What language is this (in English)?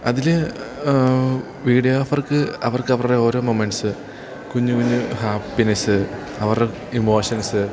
Malayalam